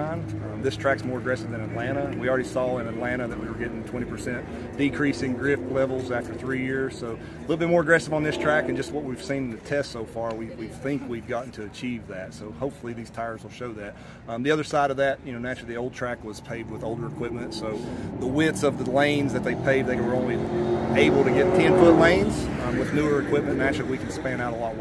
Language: English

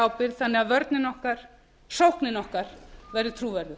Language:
Icelandic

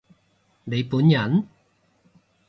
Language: Cantonese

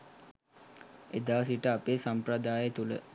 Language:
Sinhala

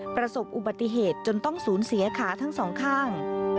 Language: Thai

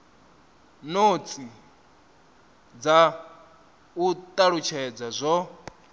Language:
Venda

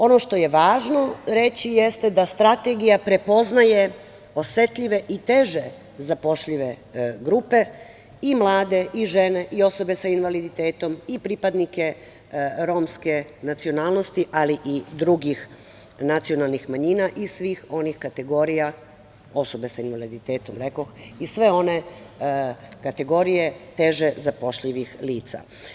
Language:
Serbian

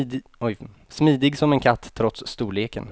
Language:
Swedish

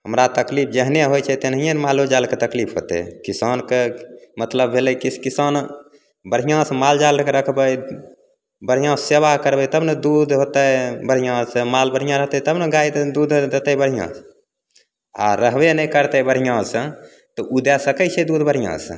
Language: Maithili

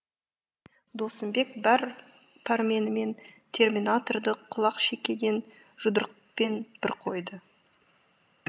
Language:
Kazakh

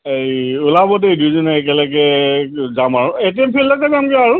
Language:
Assamese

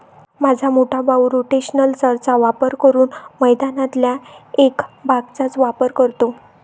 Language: Marathi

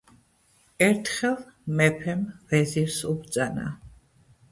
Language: Georgian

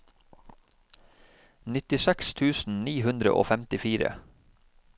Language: Norwegian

